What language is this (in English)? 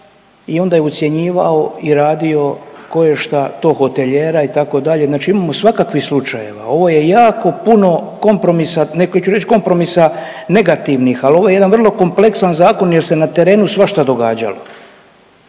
Croatian